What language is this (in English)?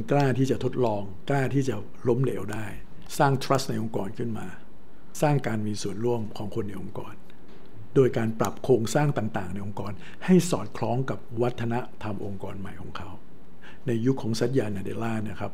Thai